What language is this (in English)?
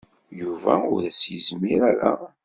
Kabyle